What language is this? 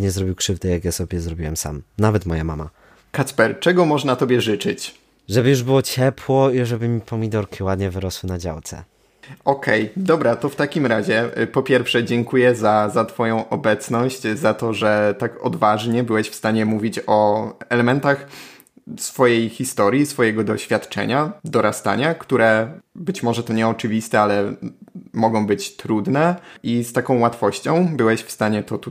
Polish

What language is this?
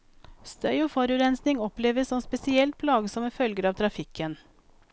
Norwegian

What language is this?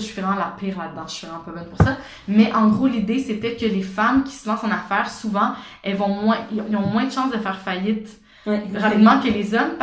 French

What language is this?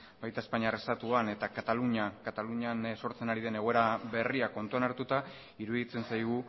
Basque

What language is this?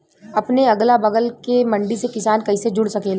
Bhojpuri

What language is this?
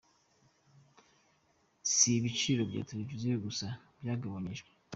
Kinyarwanda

